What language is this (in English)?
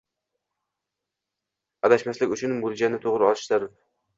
Uzbek